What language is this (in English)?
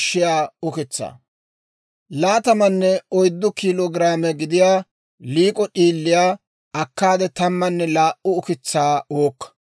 Dawro